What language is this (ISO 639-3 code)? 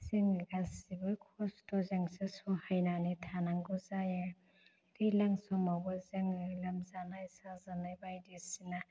brx